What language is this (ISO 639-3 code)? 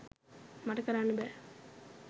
sin